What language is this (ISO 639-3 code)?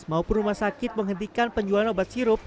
ind